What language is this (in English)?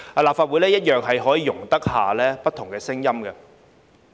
Cantonese